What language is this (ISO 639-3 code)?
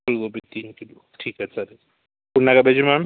mar